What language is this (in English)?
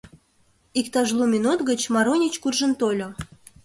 Mari